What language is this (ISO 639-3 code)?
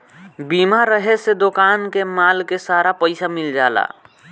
bho